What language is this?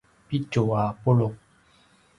Paiwan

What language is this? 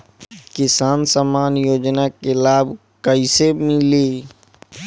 Bhojpuri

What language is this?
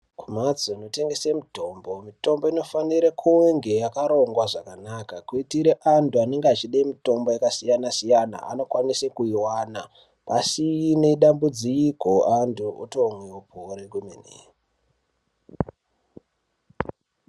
Ndau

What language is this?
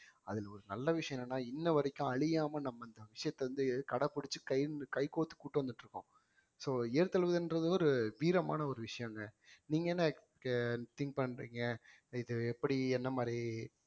Tamil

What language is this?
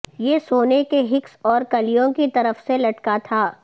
Urdu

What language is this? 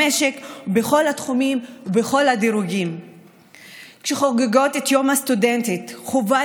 Hebrew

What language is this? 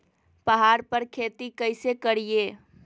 Magahi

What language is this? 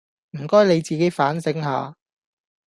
Cantonese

